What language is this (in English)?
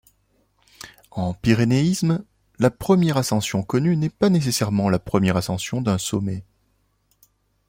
French